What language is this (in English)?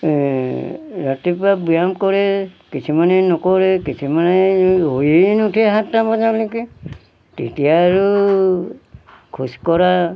Assamese